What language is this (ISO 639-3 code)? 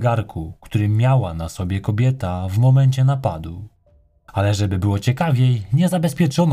pol